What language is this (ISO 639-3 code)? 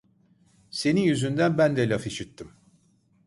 tur